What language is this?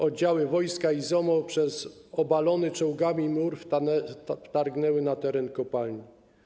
Polish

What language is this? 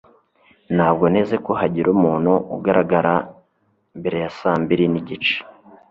Kinyarwanda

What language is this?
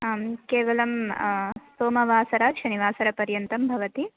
Sanskrit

